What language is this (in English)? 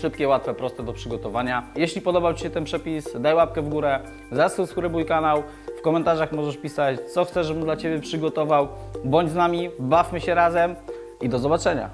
Polish